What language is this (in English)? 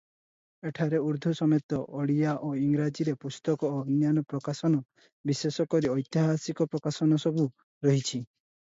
Odia